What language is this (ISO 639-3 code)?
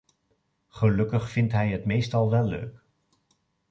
nld